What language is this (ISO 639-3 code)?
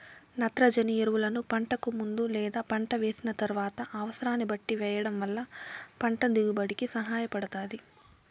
tel